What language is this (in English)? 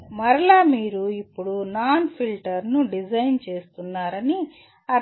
Telugu